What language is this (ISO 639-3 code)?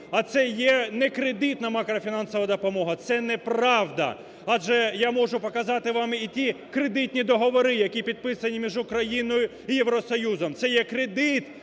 ukr